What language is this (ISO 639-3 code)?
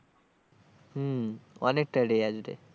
ben